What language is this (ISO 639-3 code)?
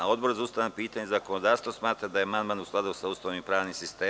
srp